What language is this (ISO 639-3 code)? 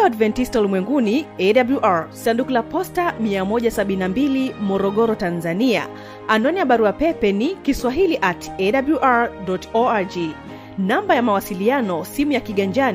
swa